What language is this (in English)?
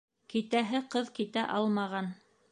Bashkir